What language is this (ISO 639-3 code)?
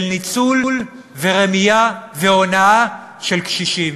heb